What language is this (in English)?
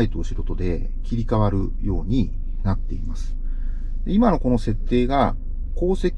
Japanese